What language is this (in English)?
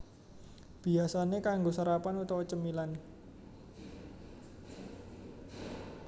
Javanese